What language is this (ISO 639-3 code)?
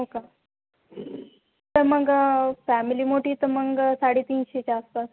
mar